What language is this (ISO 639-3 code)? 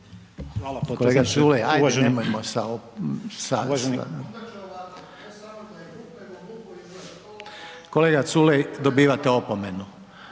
hrv